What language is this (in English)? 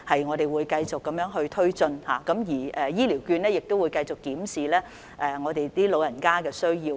Cantonese